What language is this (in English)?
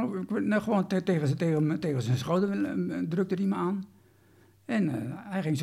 Dutch